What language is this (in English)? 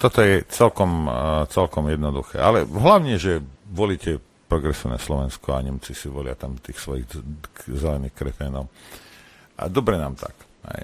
Slovak